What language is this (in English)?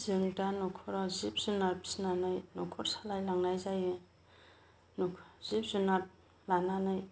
Bodo